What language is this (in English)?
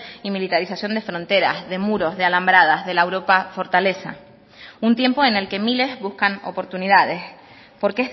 Spanish